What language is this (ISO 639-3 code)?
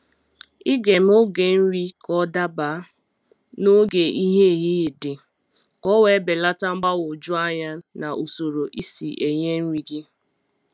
ibo